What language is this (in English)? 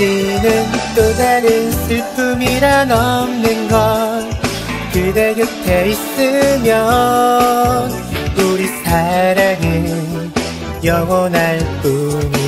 Korean